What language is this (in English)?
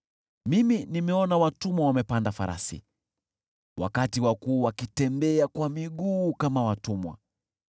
Swahili